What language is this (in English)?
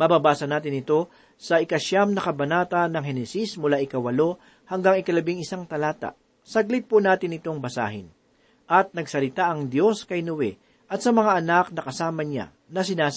Filipino